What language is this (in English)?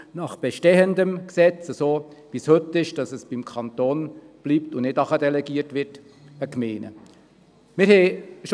Swiss German